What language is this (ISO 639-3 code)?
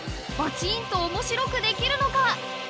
jpn